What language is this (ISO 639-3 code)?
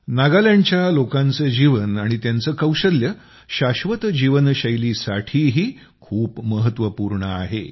mar